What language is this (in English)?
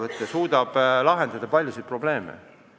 Estonian